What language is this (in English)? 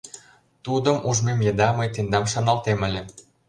Mari